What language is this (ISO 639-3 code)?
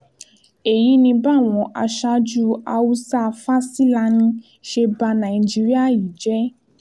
yor